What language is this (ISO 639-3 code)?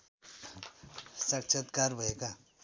nep